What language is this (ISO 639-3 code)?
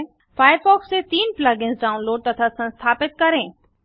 hin